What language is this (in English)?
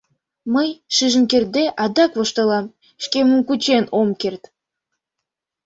Mari